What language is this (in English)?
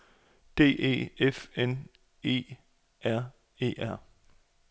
Danish